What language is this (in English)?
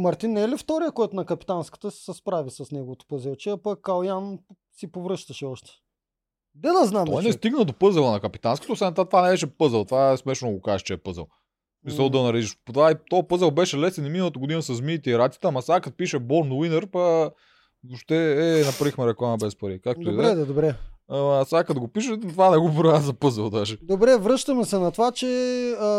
Bulgarian